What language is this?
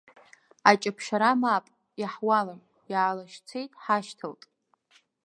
Abkhazian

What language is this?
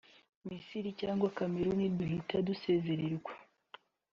Kinyarwanda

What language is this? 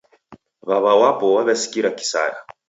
Taita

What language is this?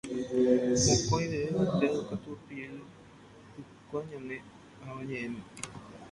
Guarani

